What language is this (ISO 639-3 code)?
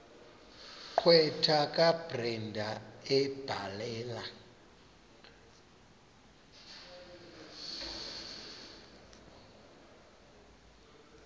xho